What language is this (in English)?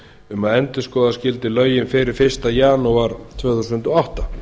Icelandic